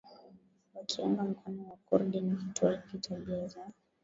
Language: Swahili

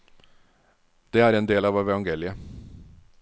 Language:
Norwegian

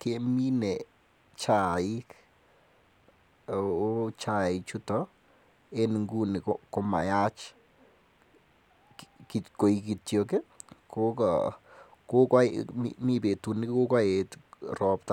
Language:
Kalenjin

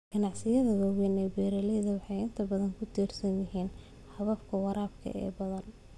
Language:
Somali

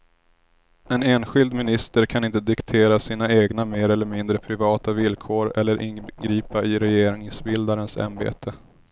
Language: Swedish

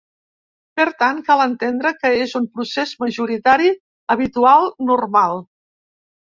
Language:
Catalan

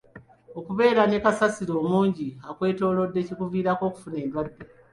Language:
Ganda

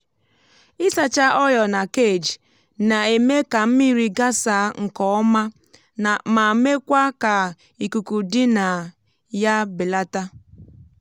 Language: Igbo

